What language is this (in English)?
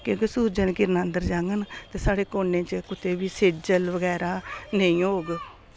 Dogri